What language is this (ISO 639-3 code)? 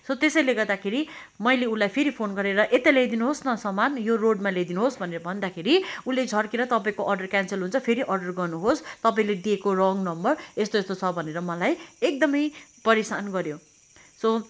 nep